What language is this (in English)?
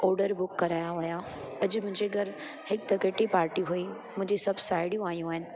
Sindhi